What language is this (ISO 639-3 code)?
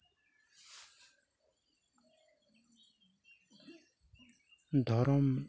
sat